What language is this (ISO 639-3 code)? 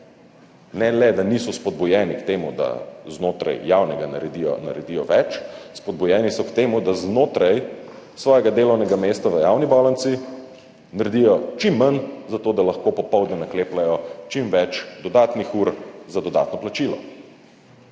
slv